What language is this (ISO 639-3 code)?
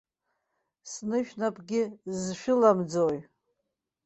abk